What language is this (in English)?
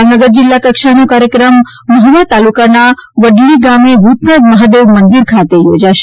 Gujarati